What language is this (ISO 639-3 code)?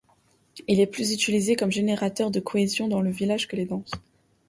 fra